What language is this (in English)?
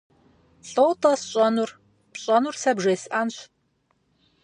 Kabardian